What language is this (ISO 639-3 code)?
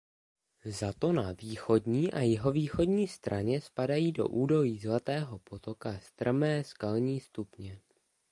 ces